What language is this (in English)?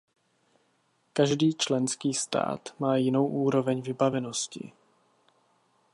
Czech